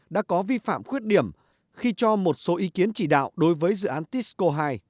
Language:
Vietnamese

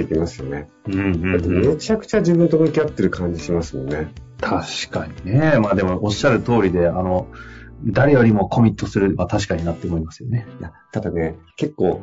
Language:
Japanese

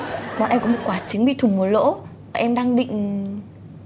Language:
Vietnamese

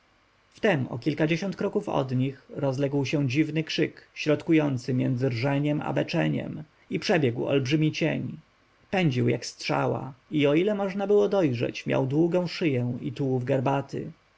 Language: Polish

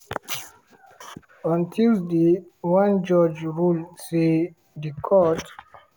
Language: Nigerian Pidgin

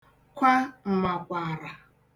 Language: Igbo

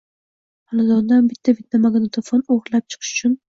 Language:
Uzbek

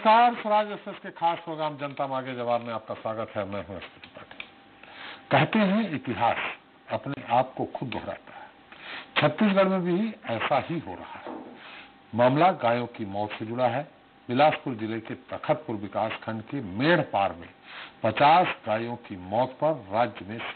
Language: Hindi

